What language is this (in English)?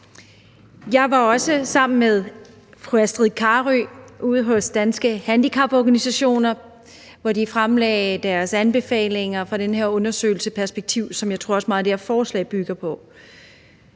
Danish